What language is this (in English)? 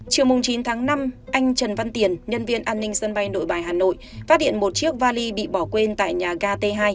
Vietnamese